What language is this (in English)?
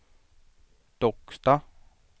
Swedish